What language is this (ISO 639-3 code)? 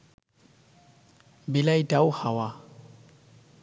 ben